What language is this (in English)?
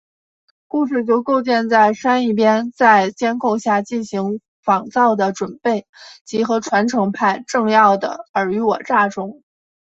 Chinese